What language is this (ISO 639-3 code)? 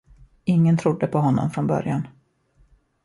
swe